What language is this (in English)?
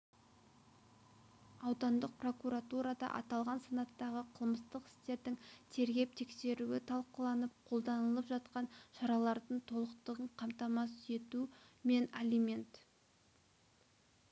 Kazakh